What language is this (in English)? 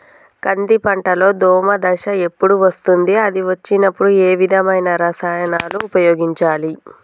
Telugu